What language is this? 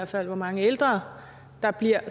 Danish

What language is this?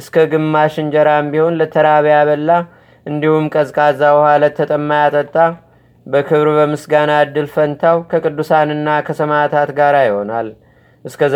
Amharic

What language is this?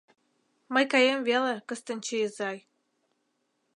Mari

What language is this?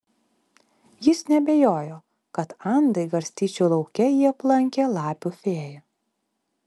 Lithuanian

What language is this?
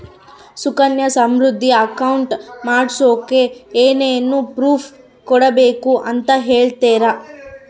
Kannada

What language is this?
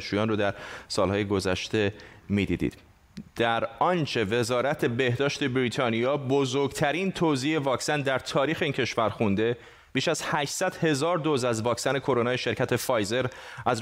Persian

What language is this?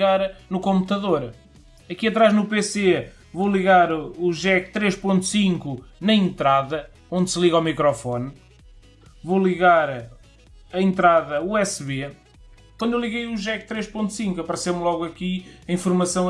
Portuguese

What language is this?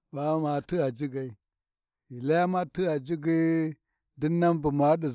Warji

